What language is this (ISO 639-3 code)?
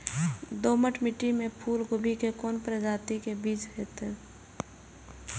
mai